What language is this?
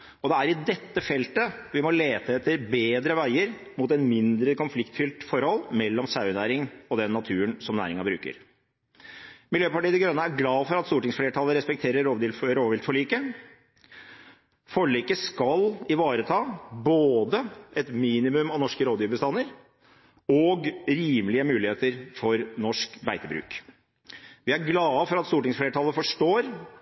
Norwegian Bokmål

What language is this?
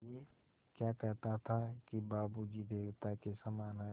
Hindi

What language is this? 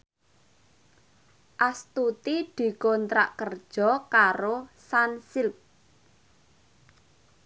Javanese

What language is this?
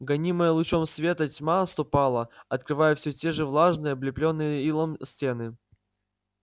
Russian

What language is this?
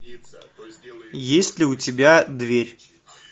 Russian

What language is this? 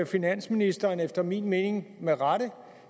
Danish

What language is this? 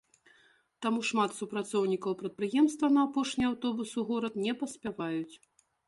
Belarusian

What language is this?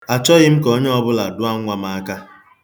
Igbo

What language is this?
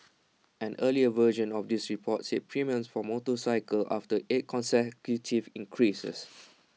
English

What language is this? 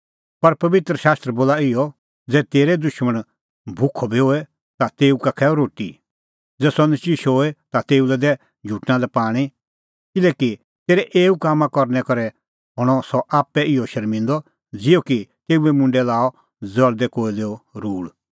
Kullu Pahari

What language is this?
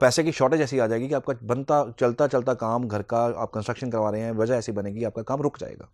Hindi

